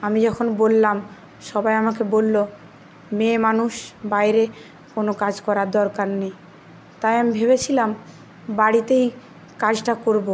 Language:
Bangla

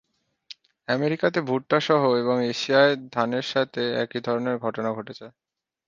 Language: Bangla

